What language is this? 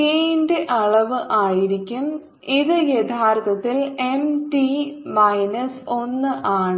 Malayalam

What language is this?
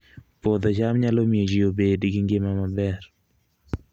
Luo (Kenya and Tanzania)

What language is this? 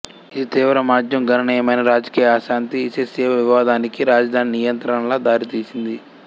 Telugu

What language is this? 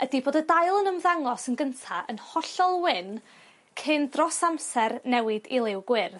Welsh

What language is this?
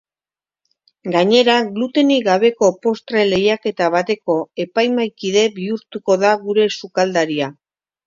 Basque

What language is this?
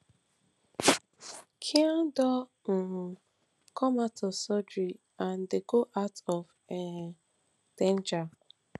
Nigerian Pidgin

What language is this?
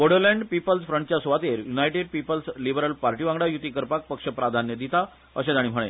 Konkani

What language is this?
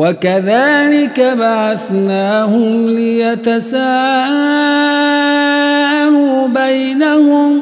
Arabic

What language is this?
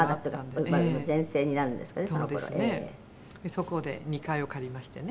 Japanese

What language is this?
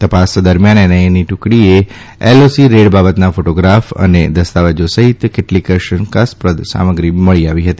Gujarati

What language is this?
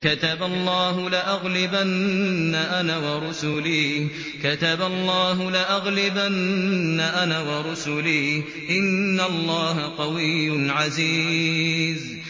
Arabic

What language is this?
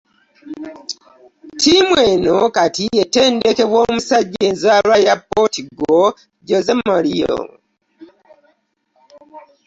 Ganda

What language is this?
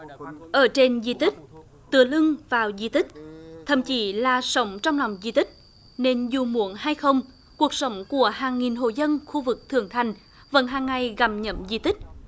Vietnamese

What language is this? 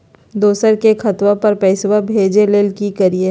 Magahi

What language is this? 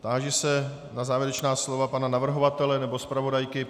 Czech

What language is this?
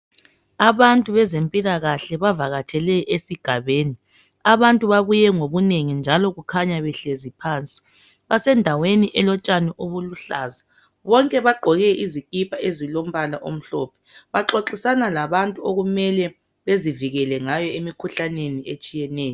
North Ndebele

